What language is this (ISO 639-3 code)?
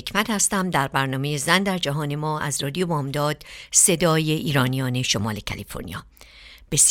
fas